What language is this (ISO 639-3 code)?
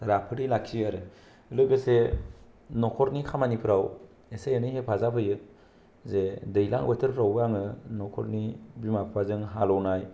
brx